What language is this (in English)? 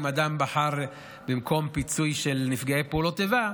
Hebrew